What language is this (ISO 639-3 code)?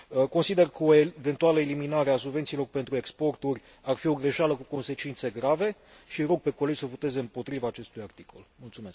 ron